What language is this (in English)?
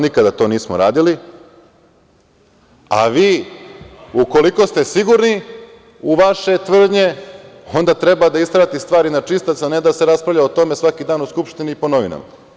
Serbian